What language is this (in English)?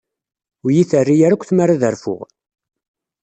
Kabyle